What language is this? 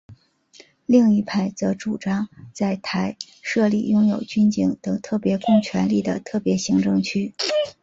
Chinese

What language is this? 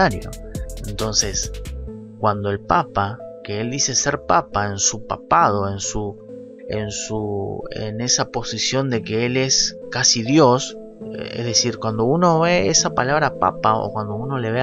Spanish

